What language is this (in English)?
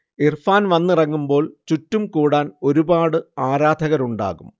Malayalam